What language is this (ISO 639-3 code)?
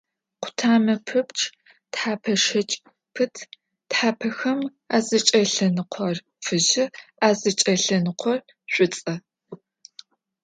ady